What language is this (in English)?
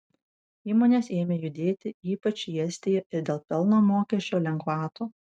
Lithuanian